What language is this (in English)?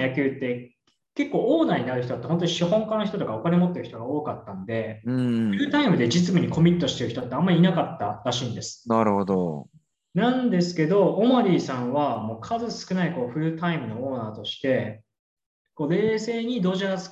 Japanese